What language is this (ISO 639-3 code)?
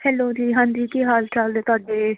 pan